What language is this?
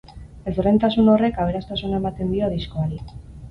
Basque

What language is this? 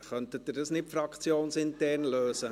Swiss German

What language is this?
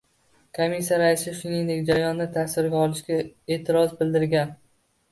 Uzbek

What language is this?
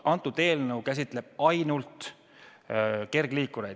Estonian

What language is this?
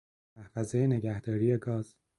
Persian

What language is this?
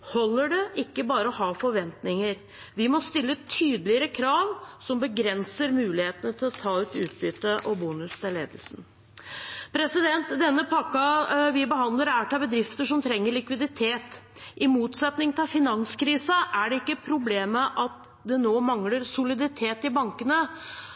Norwegian Bokmål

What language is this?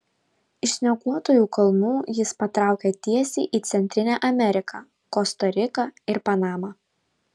Lithuanian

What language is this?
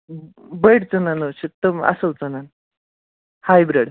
Kashmiri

